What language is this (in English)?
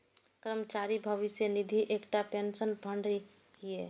Maithili